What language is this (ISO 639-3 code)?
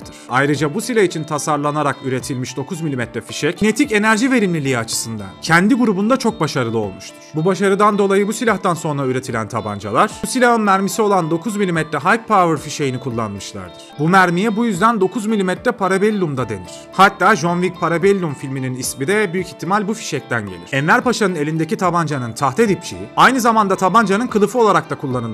tur